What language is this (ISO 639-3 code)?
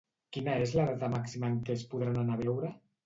cat